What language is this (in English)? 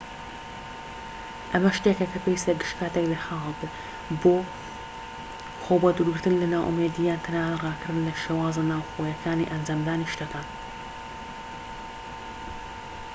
Central Kurdish